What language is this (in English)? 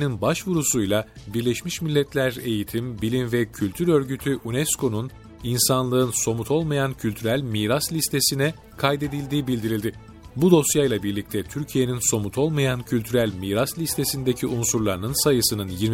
Turkish